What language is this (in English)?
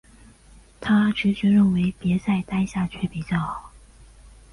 Chinese